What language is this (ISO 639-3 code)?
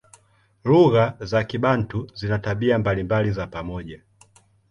swa